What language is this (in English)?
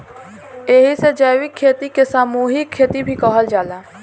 Bhojpuri